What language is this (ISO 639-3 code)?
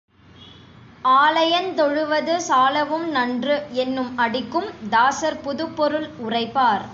tam